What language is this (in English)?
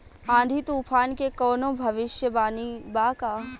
Bhojpuri